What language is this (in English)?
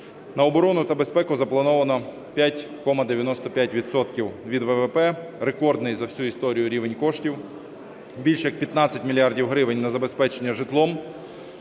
Ukrainian